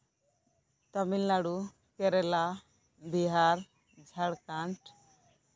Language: Santali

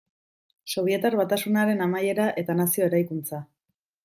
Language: Basque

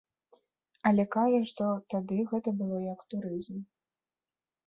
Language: Belarusian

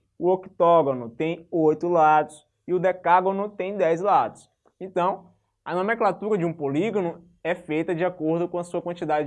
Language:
Portuguese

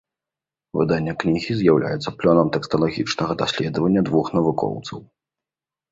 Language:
Belarusian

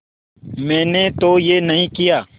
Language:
Hindi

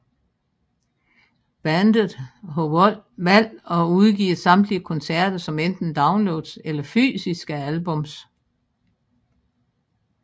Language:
Danish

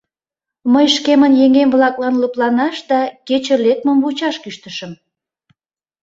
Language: Mari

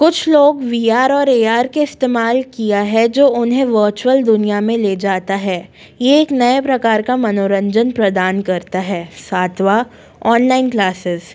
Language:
Hindi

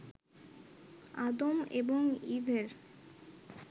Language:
Bangla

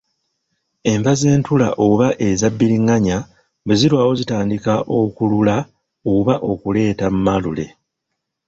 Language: Ganda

